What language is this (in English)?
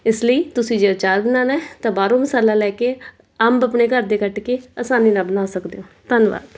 Punjabi